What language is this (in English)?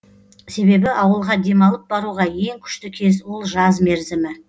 Kazakh